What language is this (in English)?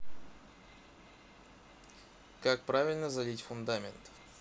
Russian